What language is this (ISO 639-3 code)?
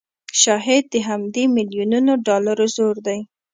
pus